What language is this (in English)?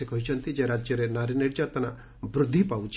Odia